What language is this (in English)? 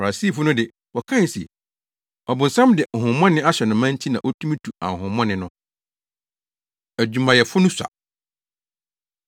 Akan